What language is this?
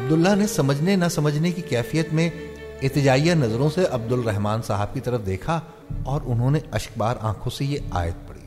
Urdu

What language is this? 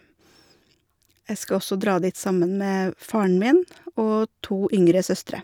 Norwegian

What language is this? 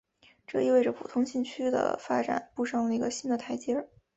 Chinese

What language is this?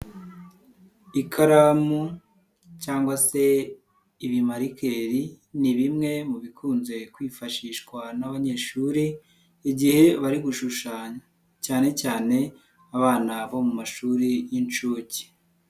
Kinyarwanda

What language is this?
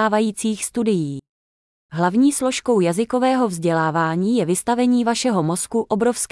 Czech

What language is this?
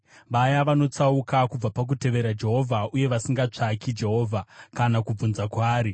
Shona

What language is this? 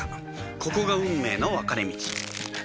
Japanese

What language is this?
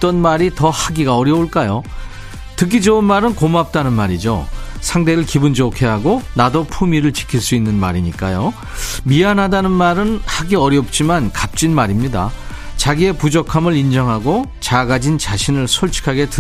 Korean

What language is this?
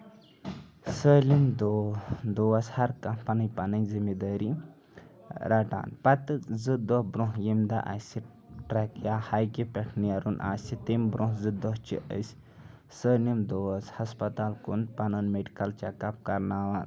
Kashmiri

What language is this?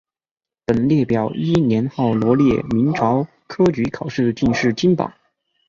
Chinese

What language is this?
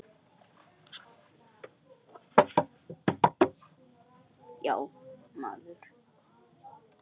Icelandic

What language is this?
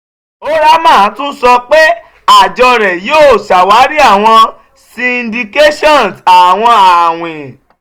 Yoruba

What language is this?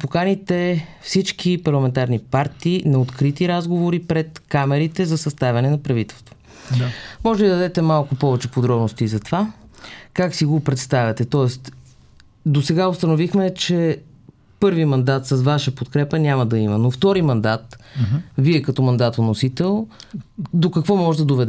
Bulgarian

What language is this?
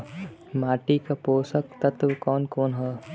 Bhojpuri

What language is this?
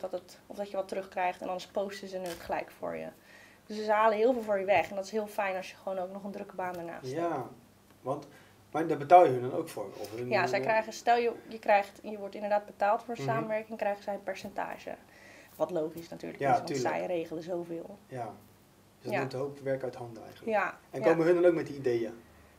Dutch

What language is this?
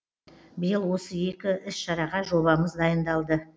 Kazakh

